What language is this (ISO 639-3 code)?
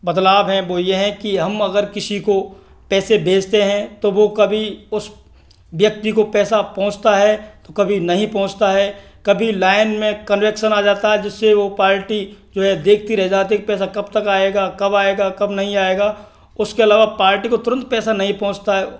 hin